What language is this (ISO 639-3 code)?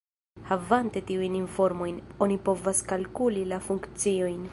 epo